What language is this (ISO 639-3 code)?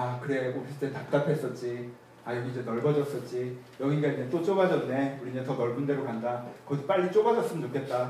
kor